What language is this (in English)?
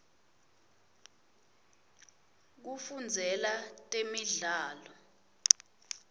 Swati